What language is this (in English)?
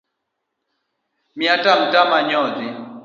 Luo (Kenya and Tanzania)